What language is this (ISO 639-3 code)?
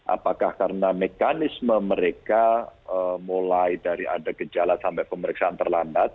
ind